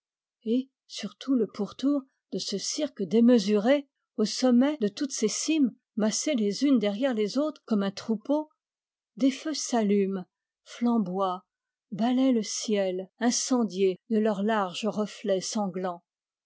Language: French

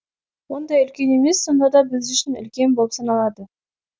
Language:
Kazakh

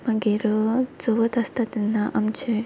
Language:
Konkani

